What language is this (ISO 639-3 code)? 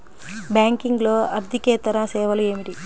tel